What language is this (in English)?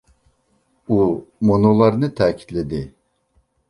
Uyghur